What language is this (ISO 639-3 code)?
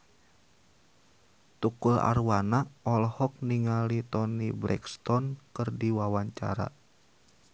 sun